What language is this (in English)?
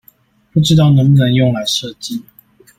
Chinese